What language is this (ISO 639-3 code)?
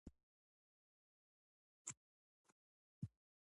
pus